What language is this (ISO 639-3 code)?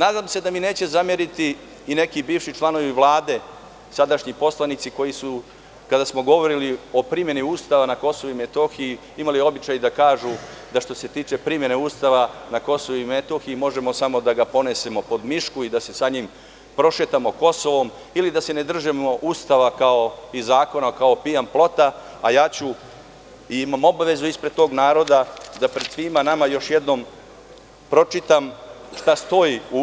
srp